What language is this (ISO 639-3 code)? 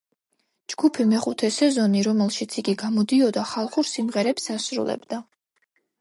kat